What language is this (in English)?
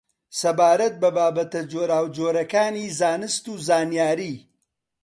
Central Kurdish